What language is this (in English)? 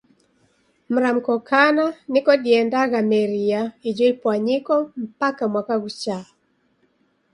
Taita